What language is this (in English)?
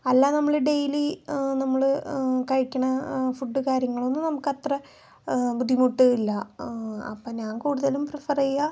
Malayalam